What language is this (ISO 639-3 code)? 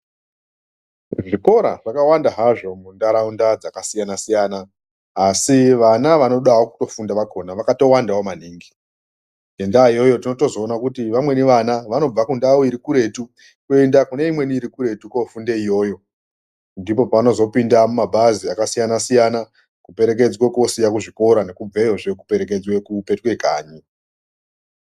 ndc